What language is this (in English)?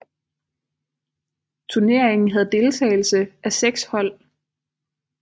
Danish